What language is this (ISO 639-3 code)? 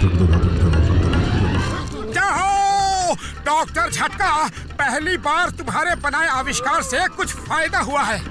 hin